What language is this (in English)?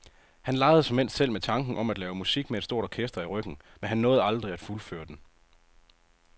Danish